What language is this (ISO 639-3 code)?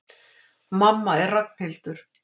isl